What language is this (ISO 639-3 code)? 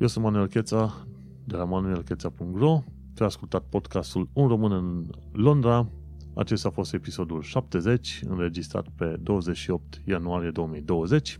ron